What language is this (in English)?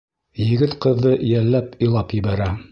Bashkir